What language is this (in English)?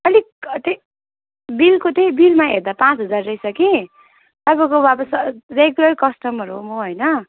Nepali